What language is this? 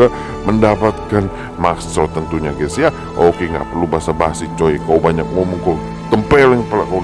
Indonesian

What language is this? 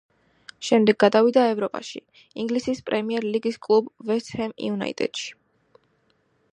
Georgian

